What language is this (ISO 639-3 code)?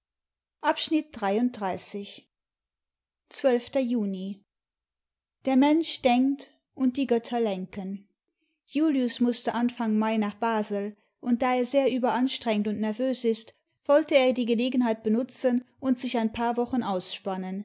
deu